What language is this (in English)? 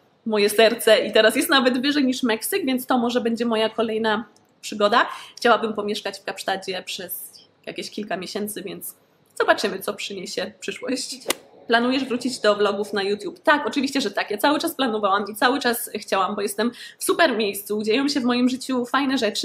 Polish